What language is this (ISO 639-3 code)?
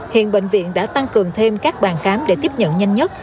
vie